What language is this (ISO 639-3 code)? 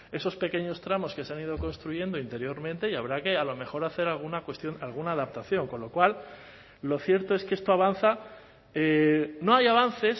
spa